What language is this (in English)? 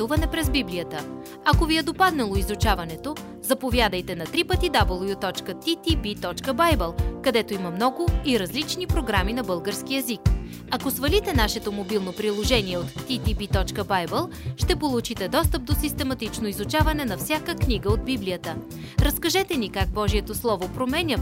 Bulgarian